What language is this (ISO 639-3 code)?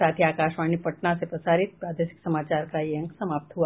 hin